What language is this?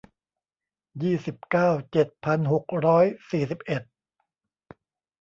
Thai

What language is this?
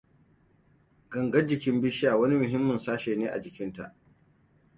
Hausa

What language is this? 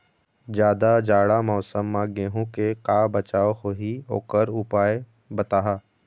Chhattisgarhi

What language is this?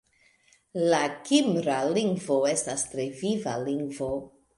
Esperanto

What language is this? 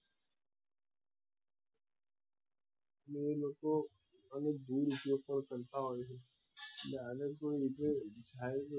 Gujarati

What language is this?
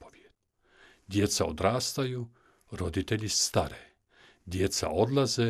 Croatian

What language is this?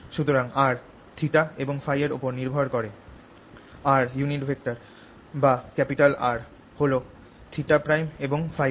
Bangla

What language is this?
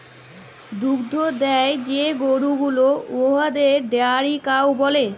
Bangla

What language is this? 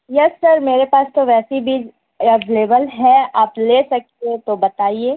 Urdu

